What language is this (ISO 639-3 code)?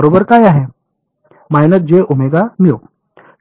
mar